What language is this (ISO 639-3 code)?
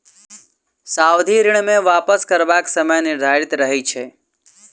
mai